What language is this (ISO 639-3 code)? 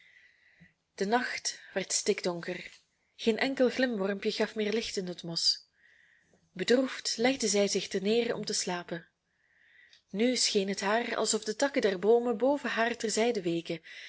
nld